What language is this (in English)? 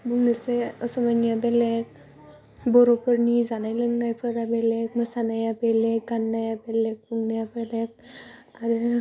Bodo